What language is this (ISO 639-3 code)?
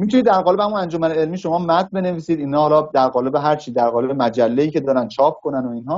fas